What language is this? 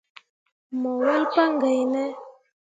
Mundang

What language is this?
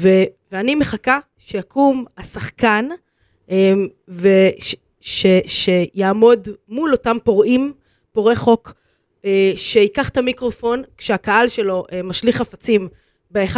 Hebrew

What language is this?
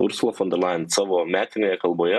Lithuanian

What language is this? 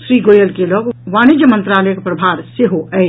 Maithili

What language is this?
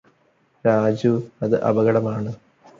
Malayalam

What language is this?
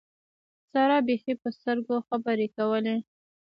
Pashto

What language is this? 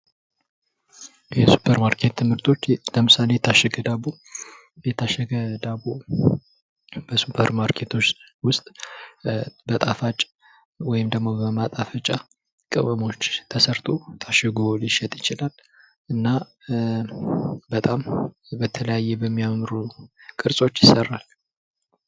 Amharic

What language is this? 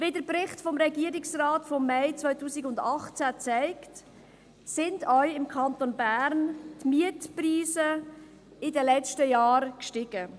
Swiss German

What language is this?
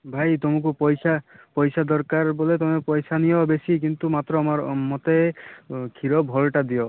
Odia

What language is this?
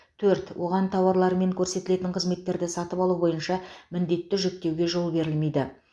Kazakh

